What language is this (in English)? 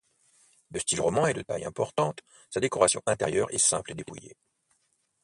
French